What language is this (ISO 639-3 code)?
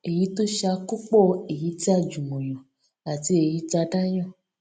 yor